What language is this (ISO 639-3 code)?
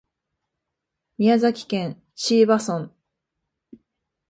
jpn